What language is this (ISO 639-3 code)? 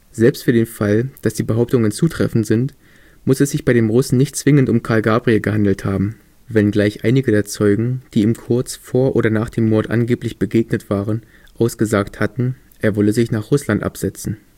deu